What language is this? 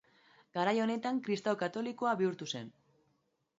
Basque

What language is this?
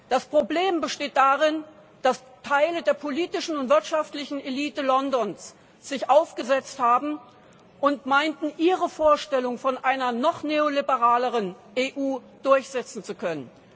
German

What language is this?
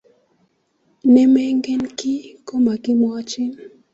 Kalenjin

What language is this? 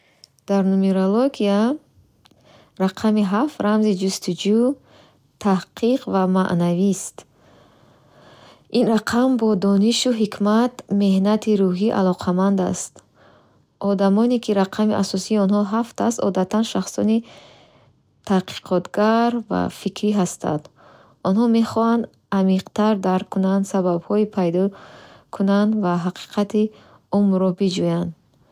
Bukharic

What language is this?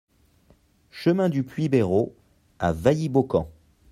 French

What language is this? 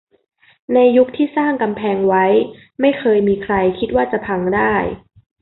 Thai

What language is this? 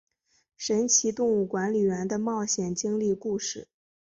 Chinese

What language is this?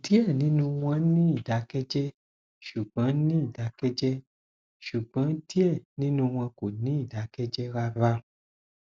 Yoruba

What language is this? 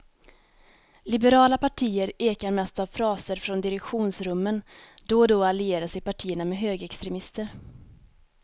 Swedish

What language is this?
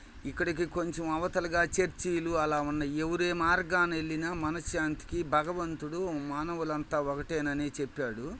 Telugu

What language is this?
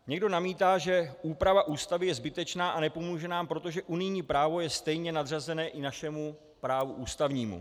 Czech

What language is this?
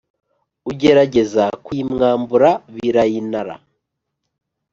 Kinyarwanda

